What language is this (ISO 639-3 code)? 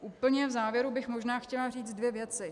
ces